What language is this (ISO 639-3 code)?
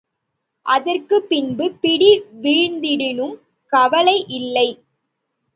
tam